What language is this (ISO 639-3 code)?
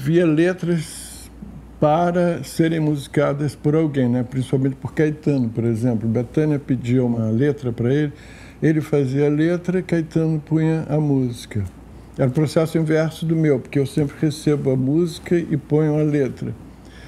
por